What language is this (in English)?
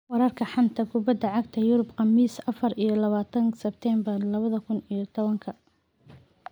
Somali